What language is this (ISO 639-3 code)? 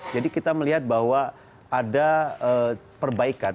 ind